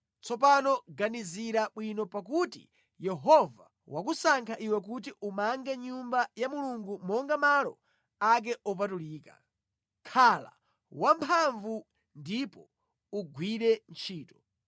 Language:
Nyanja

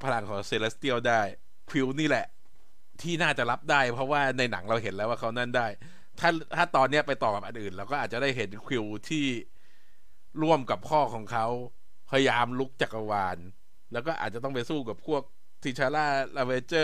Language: Thai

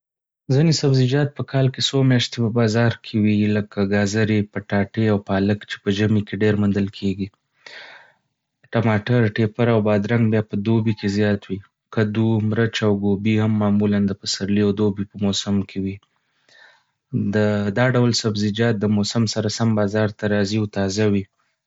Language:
Pashto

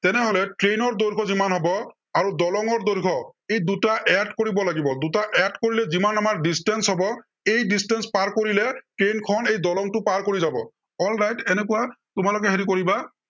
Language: Assamese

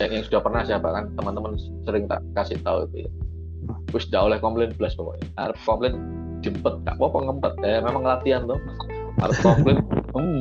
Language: Indonesian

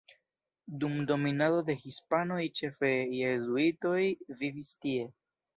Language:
Esperanto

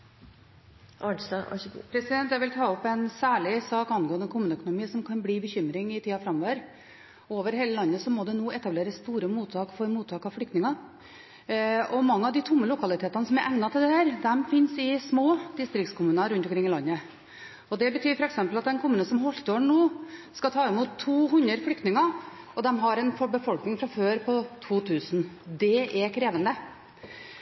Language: Norwegian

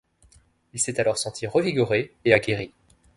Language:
French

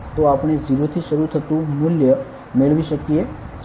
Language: Gujarati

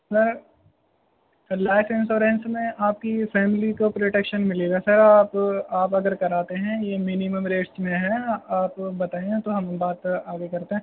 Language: Urdu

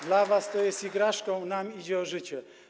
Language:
Polish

